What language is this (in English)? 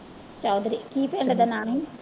Punjabi